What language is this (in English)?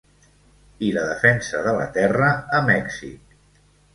Catalan